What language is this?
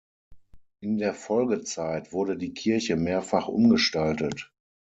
German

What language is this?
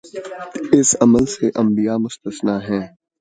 Urdu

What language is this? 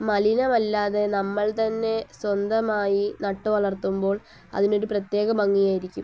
Malayalam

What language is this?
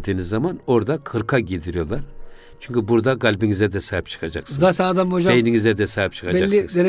Turkish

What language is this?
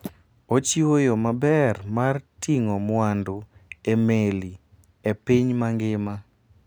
Luo (Kenya and Tanzania)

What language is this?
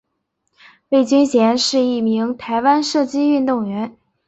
Chinese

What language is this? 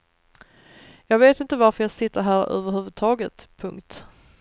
Swedish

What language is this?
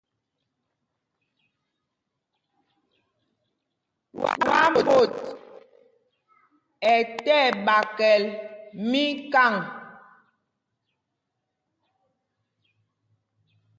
Mpumpong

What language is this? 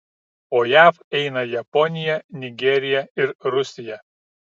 Lithuanian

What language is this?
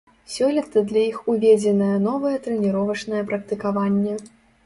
Belarusian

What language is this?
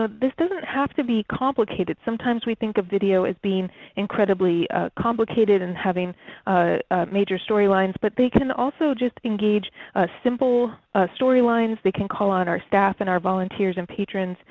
English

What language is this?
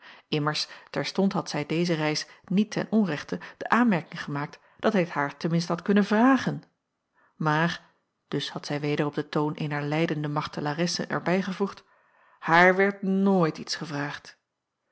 Dutch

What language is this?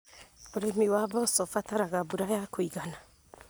Kikuyu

